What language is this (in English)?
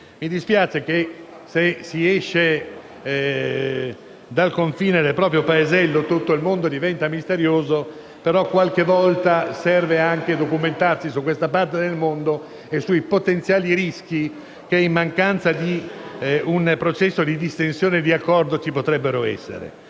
Italian